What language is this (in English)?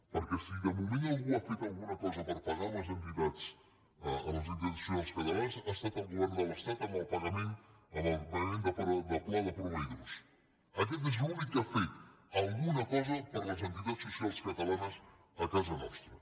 Catalan